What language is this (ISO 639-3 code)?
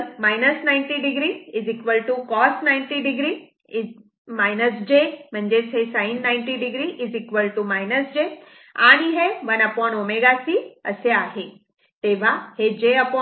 mar